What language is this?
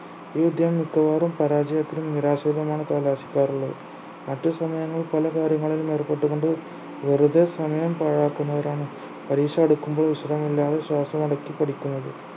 Malayalam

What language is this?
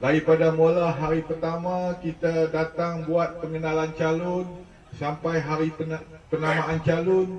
Malay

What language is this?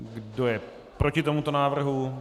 Czech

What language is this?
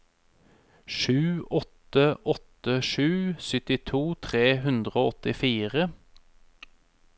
Norwegian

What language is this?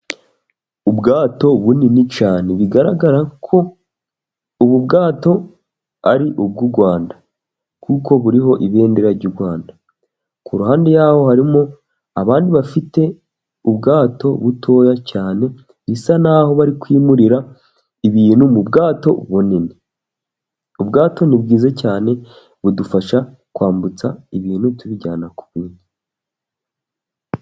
Kinyarwanda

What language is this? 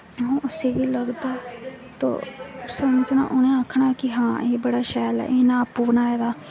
Dogri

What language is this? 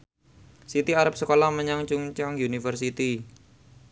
Javanese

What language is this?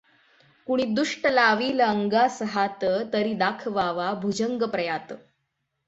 Marathi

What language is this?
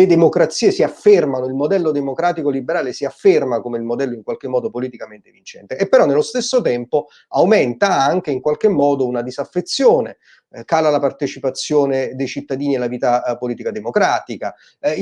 Italian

